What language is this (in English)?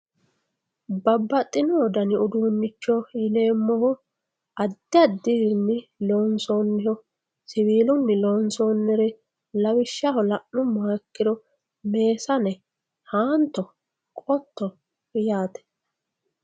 Sidamo